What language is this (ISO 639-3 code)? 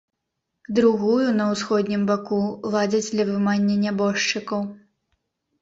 bel